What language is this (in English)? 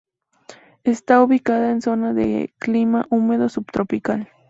Spanish